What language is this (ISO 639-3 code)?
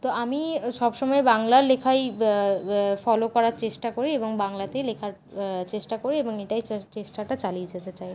ben